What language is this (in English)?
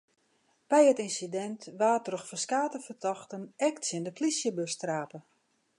Western Frisian